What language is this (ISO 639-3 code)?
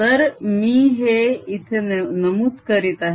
mar